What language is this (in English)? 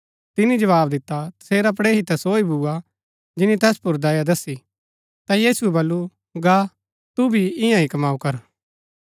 Gaddi